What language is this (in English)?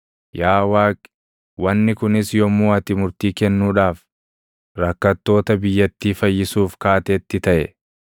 Oromo